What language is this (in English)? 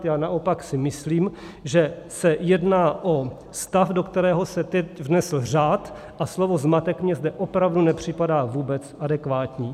Czech